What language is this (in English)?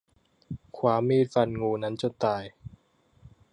Thai